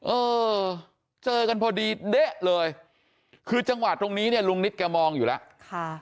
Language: Thai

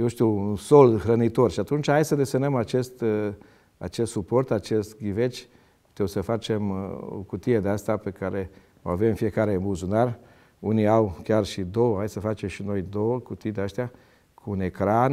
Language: Romanian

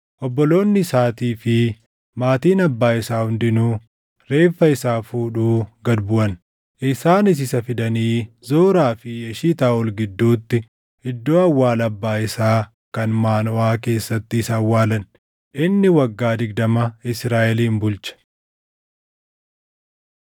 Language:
Oromo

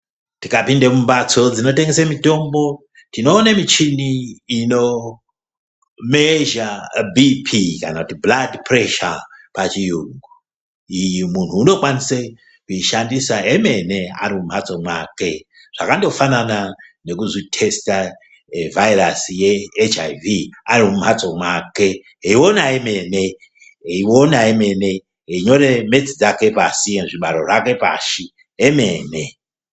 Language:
Ndau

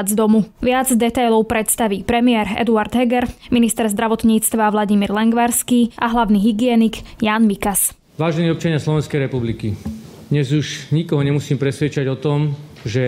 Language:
Slovak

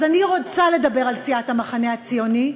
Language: Hebrew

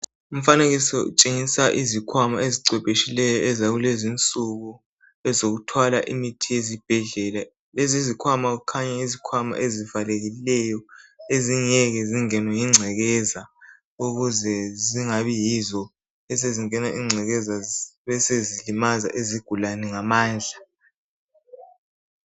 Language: North Ndebele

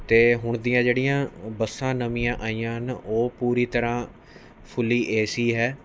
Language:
Punjabi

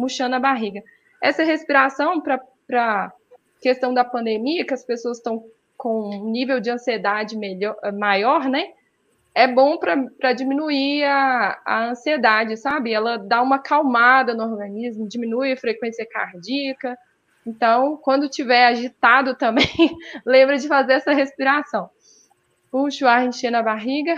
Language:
Portuguese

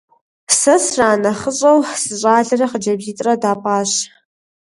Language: Kabardian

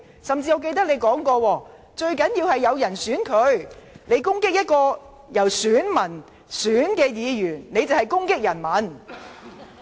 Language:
Cantonese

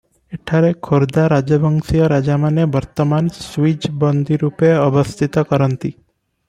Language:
Odia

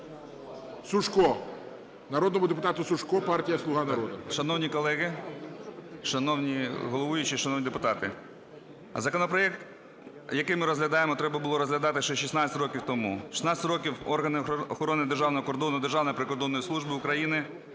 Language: Ukrainian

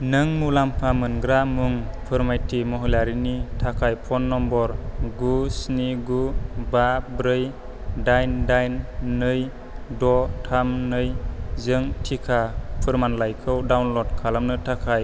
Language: Bodo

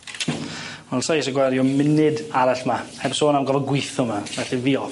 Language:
Welsh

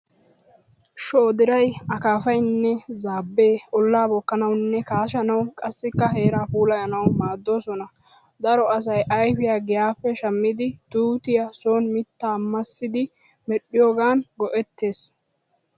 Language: Wolaytta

